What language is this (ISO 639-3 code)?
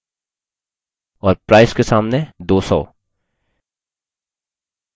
hin